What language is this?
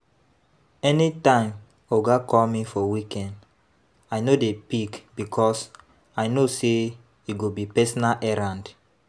Nigerian Pidgin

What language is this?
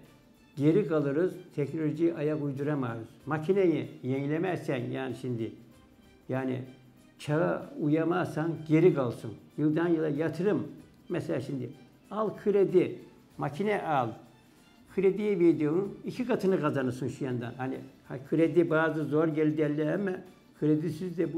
Turkish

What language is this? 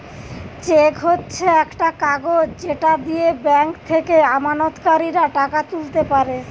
Bangla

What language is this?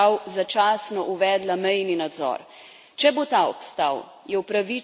Slovenian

